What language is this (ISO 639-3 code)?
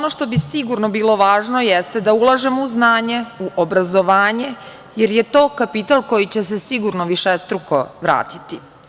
srp